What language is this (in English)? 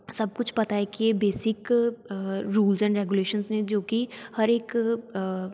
Punjabi